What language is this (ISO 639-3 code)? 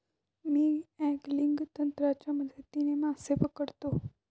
mar